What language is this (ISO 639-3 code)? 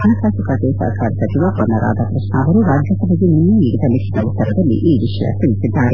kan